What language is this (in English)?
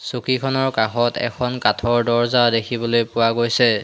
Assamese